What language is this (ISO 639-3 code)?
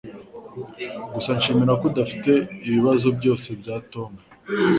kin